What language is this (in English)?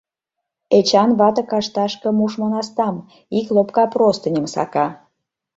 Mari